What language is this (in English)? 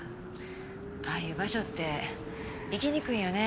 Japanese